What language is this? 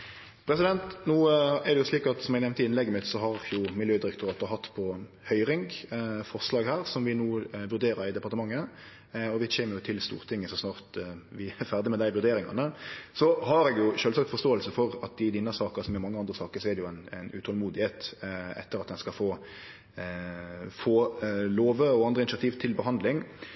Norwegian Nynorsk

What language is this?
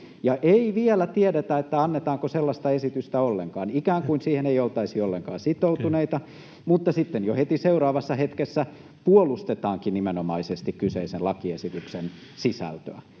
Finnish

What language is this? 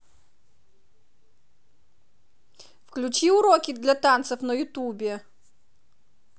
Russian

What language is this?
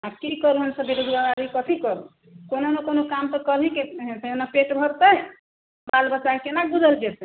Maithili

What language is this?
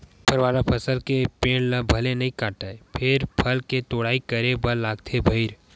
Chhattisgarhi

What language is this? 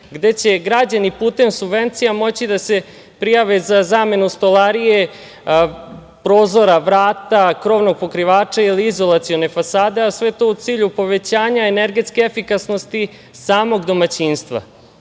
Serbian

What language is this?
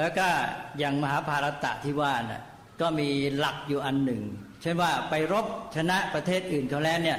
Thai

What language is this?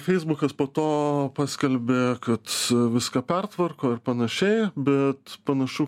Lithuanian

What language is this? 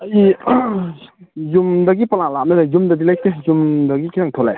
Manipuri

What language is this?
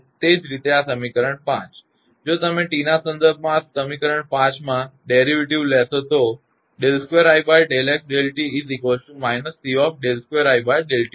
Gujarati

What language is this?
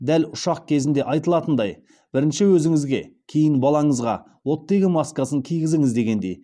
Kazakh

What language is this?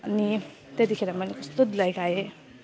Nepali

